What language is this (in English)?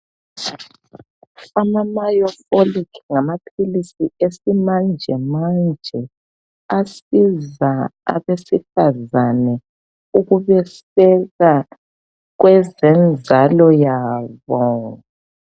North Ndebele